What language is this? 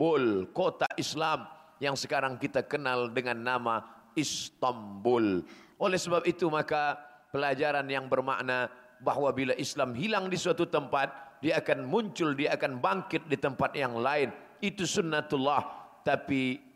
Malay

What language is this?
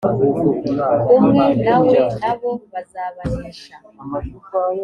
Kinyarwanda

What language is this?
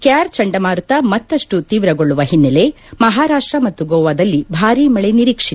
Kannada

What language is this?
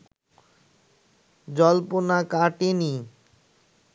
Bangla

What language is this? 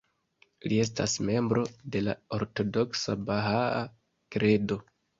Esperanto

